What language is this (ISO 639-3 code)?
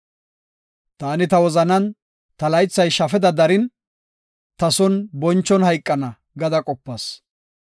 gof